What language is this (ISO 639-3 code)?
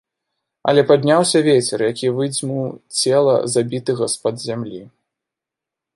bel